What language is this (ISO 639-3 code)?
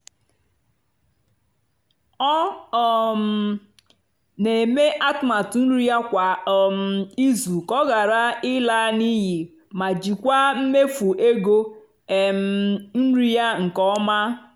ibo